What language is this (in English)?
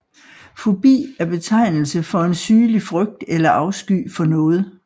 Danish